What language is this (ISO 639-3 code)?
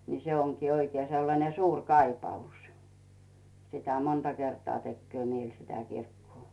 fin